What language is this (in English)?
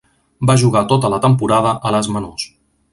Catalan